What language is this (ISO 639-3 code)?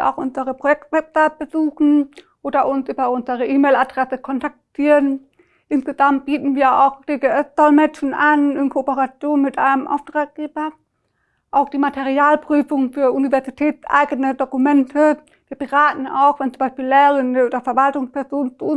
deu